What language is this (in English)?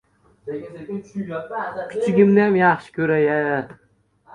Uzbek